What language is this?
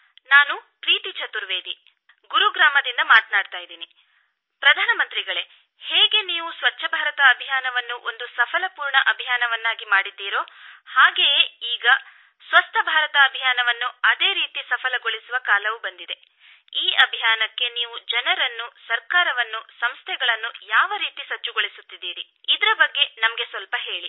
Kannada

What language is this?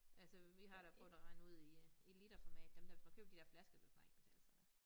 Danish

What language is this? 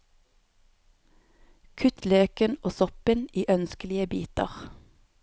Norwegian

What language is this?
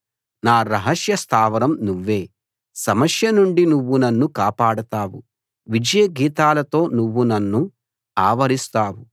Telugu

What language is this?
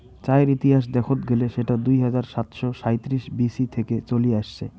Bangla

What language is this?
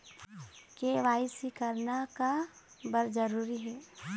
Chhattisgarhi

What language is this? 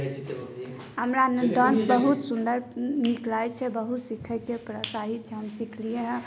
Maithili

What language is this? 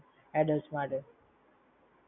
Gujarati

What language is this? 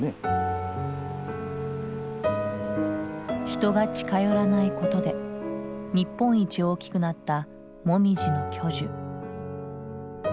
Japanese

